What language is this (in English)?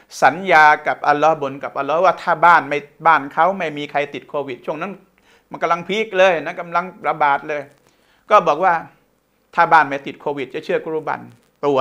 Thai